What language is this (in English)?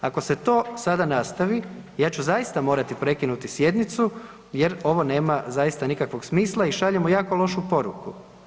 Croatian